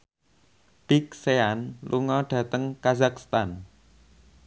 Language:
Javanese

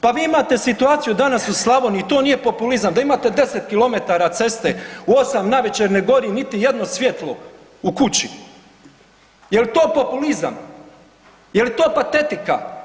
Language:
Croatian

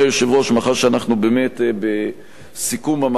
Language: Hebrew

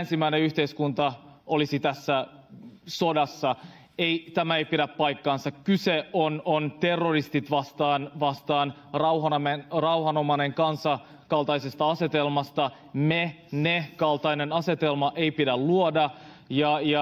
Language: Finnish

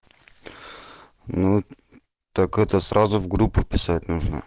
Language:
Russian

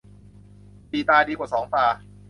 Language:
Thai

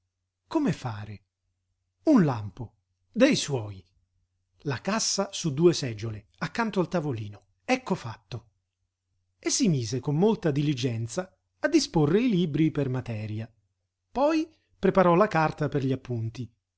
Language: Italian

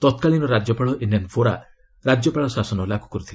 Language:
Odia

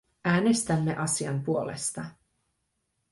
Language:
Finnish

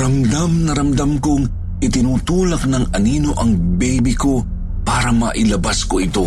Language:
Filipino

